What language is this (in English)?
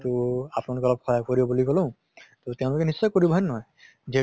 Assamese